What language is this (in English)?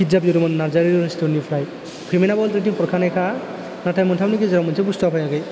Bodo